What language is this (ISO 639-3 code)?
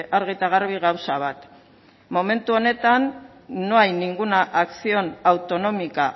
eus